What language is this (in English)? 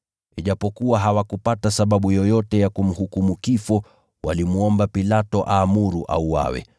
Swahili